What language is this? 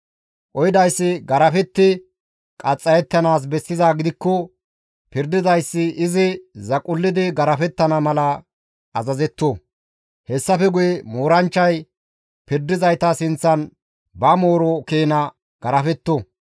Gamo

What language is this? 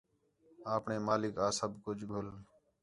Khetrani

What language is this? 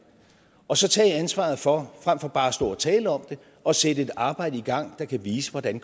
Danish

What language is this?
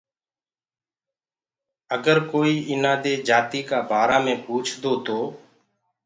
Gurgula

